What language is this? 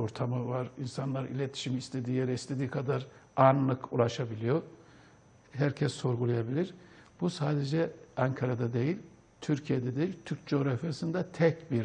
Turkish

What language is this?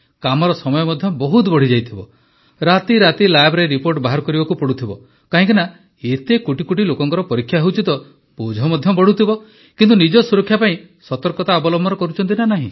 Odia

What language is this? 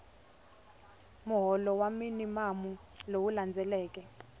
Tsonga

